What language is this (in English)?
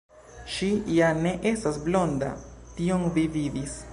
Esperanto